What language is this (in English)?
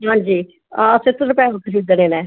Dogri